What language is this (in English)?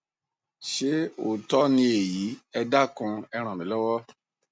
Yoruba